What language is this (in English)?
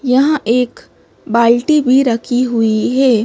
Hindi